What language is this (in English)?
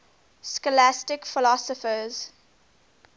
English